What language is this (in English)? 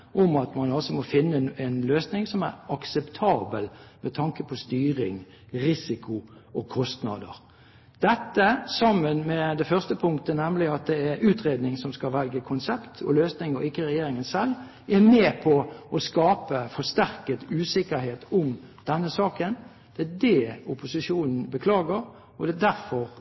Norwegian Bokmål